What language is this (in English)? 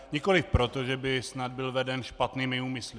Czech